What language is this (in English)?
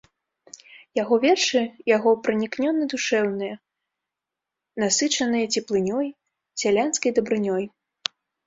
Belarusian